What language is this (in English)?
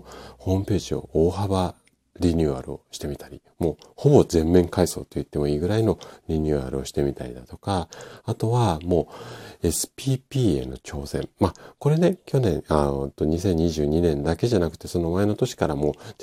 Japanese